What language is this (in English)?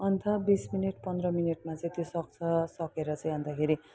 Nepali